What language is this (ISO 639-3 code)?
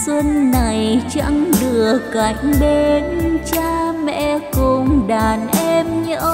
vie